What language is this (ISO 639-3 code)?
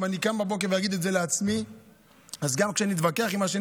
heb